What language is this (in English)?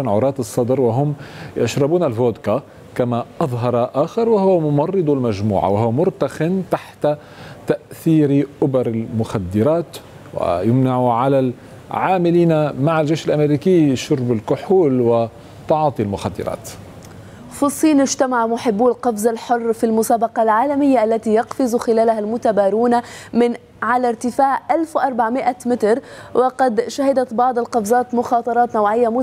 Arabic